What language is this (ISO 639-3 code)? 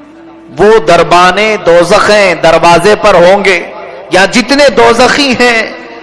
urd